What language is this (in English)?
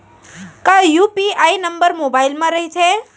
Chhattisgarhi